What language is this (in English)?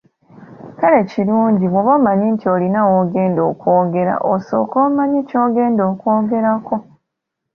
Ganda